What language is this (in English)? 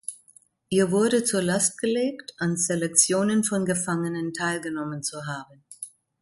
German